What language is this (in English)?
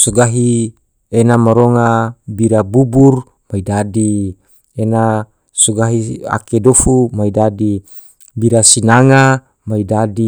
Tidore